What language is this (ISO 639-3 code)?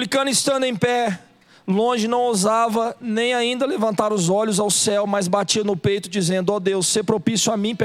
por